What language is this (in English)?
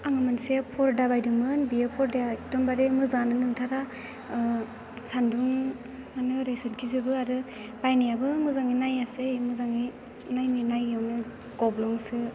Bodo